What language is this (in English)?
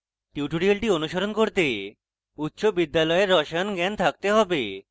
Bangla